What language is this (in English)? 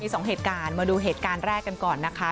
Thai